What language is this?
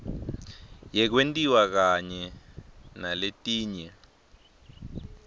Swati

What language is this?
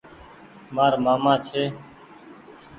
Goaria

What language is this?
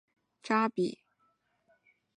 Chinese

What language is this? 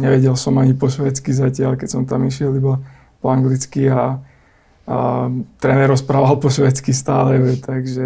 Slovak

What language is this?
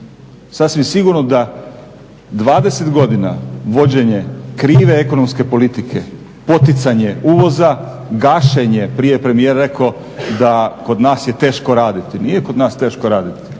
Croatian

